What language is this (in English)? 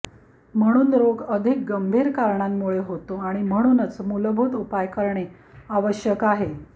Marathi